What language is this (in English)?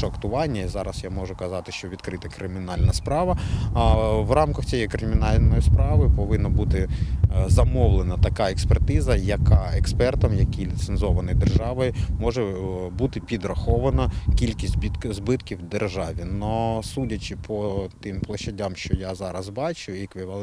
Ukrainian